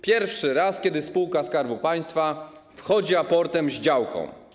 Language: Polish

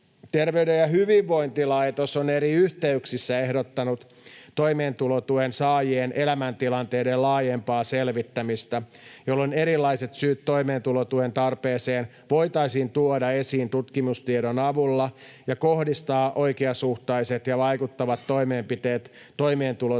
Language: Finnish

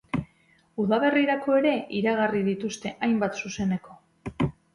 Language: Basque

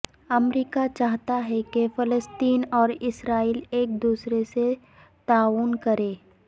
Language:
Urdu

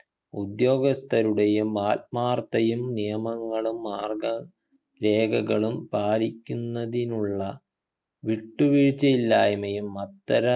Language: Malayalam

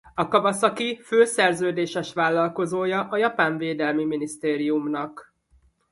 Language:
Hungarian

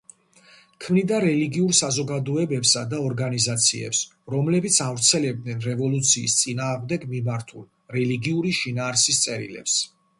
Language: Georgian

